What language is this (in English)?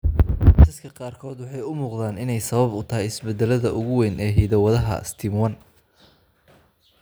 Somali